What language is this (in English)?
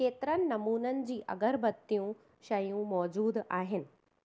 Sindhi